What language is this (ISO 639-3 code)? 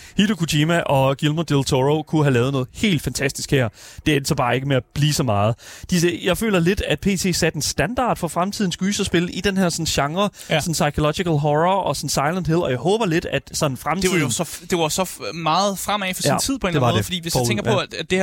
dan